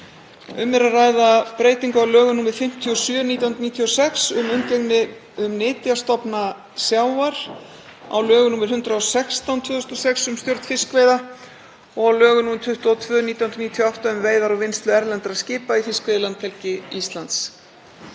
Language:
Icelandic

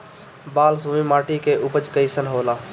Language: Bhojpuri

